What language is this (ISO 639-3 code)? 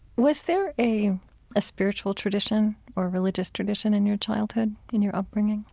eng